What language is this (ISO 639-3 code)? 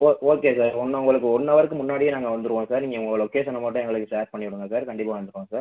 tam